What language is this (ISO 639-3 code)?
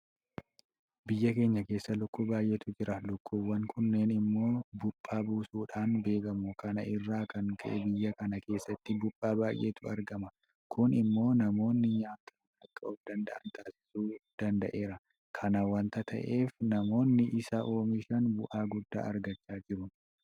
orm